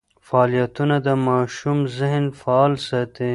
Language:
Pashto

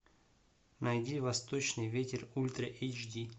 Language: Russian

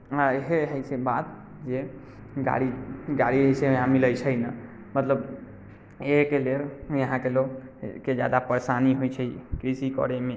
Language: Maithili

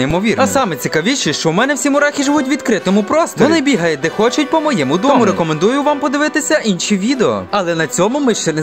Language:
Ukrainian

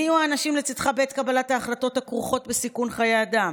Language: Hebrew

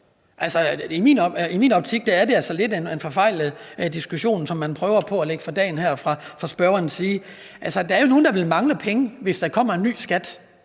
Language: Danish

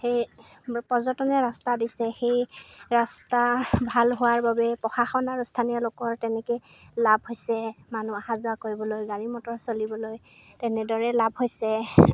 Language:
Assamese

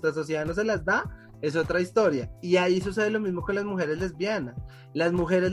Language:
Spanish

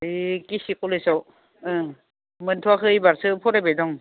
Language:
Bodo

